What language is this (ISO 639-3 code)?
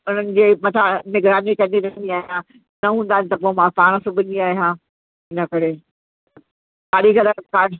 snd